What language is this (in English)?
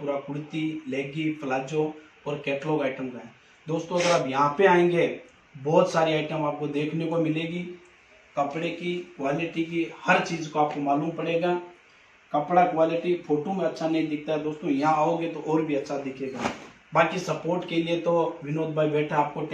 Hindi